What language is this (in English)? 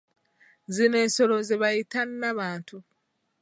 Ganda